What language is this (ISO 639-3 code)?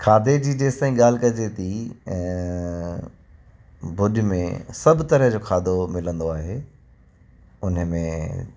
snd